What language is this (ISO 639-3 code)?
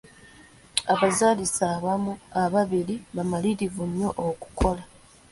lug